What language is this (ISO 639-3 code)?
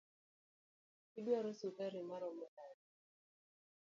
luo